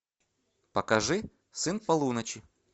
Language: Russian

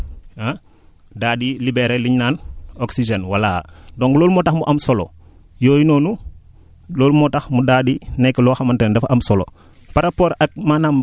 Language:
Wolof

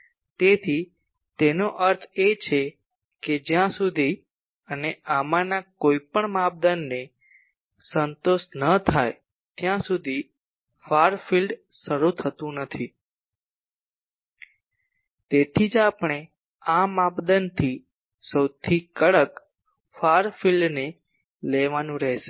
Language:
Gujarati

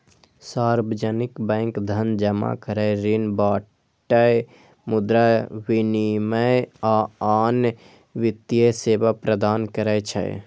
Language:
Maithili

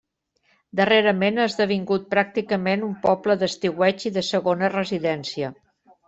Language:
Catalan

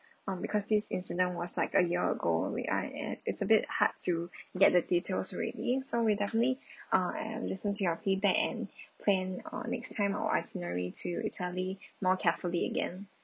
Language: English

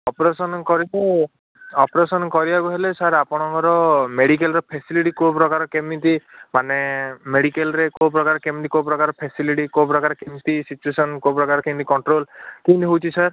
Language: Odia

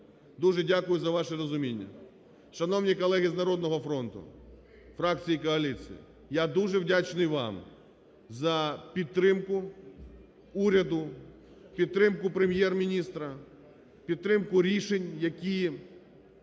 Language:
Ukrainian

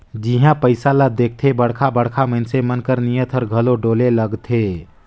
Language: Chhattisgarhi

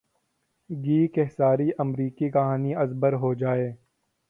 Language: Urdu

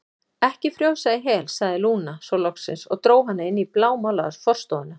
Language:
Icelandic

